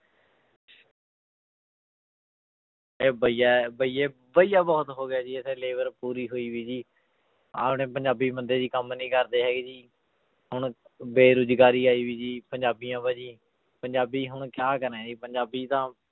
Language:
Punjabi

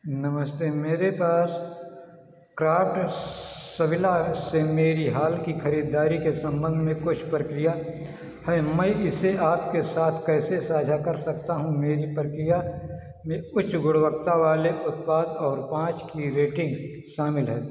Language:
Hindi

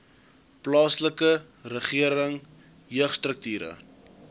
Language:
Afrikaans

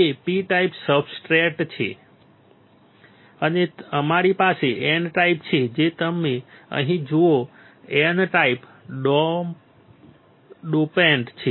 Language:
Gujarati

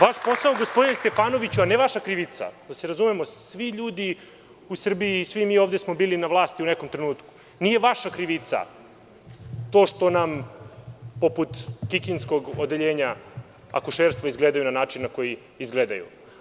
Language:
Serbian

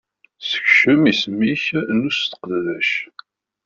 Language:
Kabyle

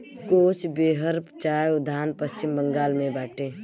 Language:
Bhojpuri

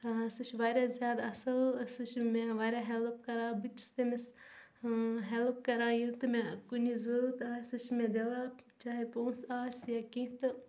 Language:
Kashmiri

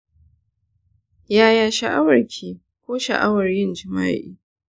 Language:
Hausa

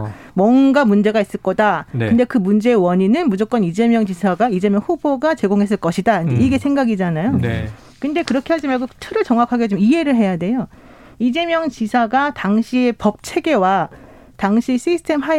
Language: Korean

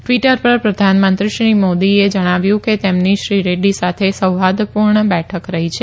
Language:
Gujarati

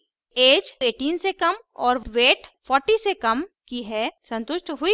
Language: Hindi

